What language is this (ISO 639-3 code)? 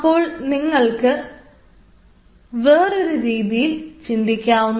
mal